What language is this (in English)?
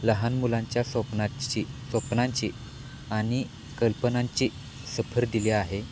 Marathi